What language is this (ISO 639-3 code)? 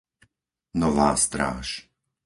slk